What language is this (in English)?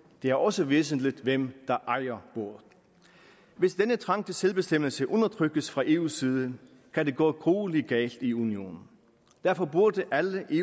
Danish